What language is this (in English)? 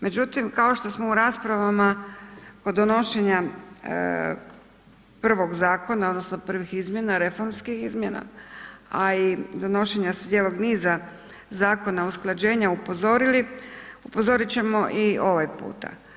Croatian